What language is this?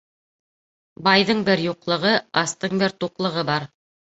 Bashkir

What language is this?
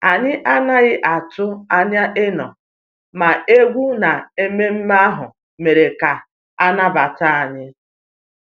Igbo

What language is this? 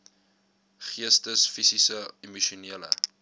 Afrikaans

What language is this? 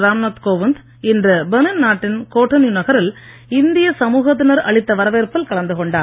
Tamil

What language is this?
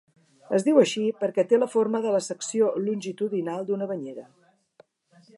Catalan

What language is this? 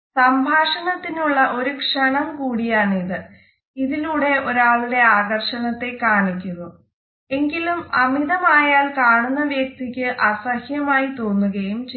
Malayalam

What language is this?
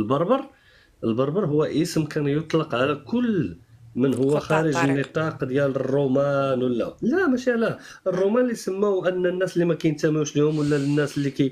Arabic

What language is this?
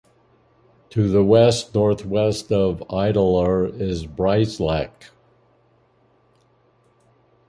English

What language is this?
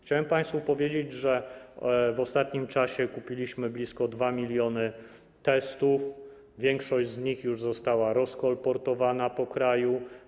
Polish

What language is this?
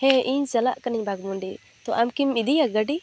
Santali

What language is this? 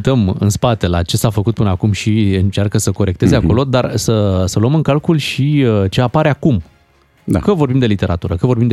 Romanian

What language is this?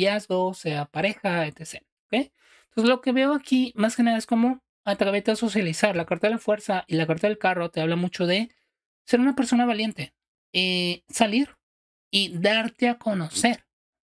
Spanish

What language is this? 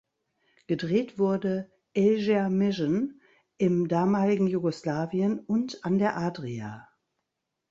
German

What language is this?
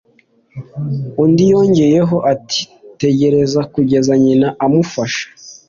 Kinyarwanda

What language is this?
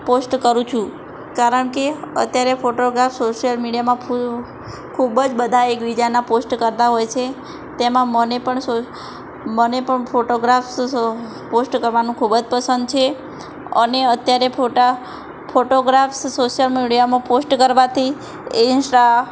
Gujarati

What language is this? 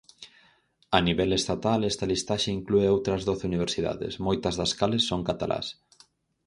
Galician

